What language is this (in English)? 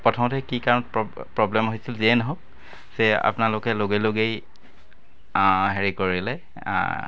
Assamese